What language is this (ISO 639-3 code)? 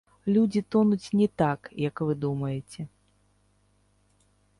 bel